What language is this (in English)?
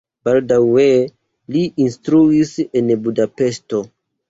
Esperanto